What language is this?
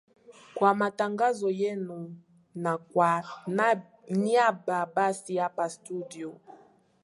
Swahili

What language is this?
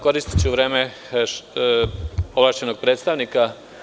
Serbian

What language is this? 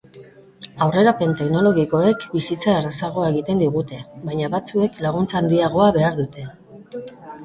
Basque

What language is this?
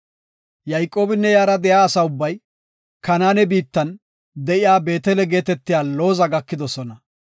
Gofa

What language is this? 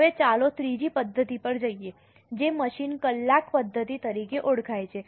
Gujarati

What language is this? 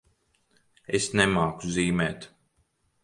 Latvian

